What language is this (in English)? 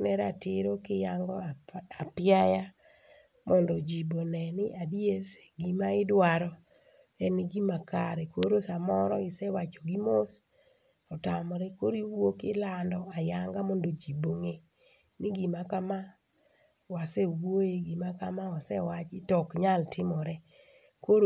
Luo (Kenya and Tanzania)